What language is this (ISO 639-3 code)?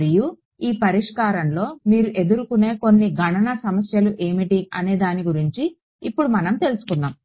tel